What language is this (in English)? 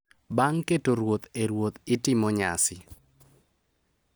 Luo (Kenya and Tanzania)